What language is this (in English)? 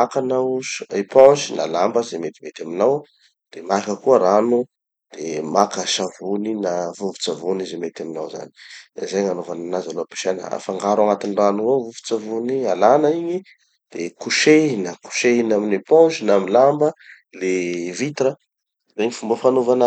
Tanosy Malagasy